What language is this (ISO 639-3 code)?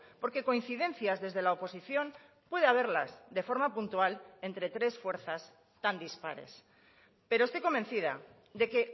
spa